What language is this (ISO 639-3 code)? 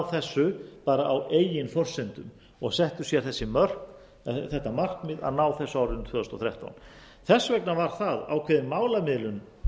isl